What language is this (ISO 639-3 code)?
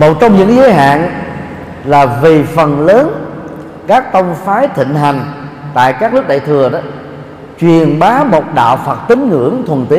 vie